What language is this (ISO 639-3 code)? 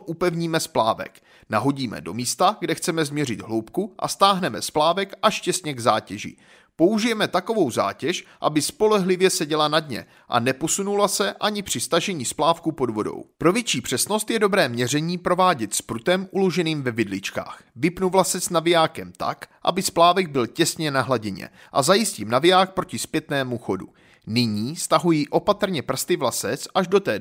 ces